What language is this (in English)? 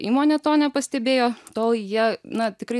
Lithuanian